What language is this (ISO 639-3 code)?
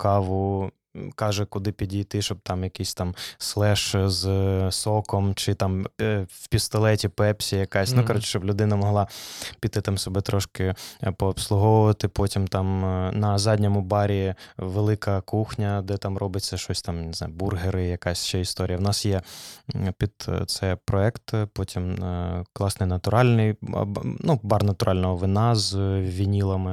ukr